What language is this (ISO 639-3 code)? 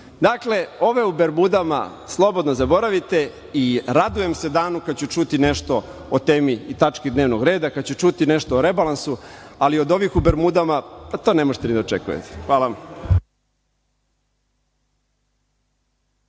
srp